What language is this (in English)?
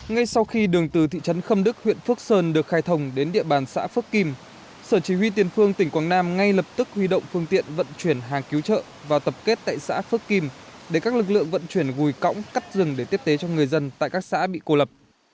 Vietnamese